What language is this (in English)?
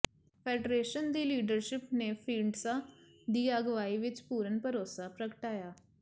Punjabi